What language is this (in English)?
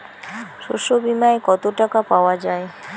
Bangla